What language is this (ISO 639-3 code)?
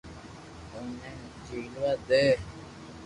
lrk